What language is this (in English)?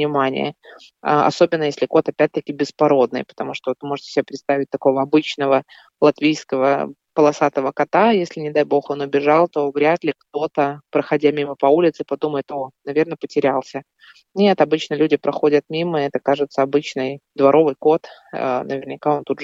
Russian